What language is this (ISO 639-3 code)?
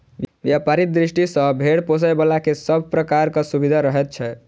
mai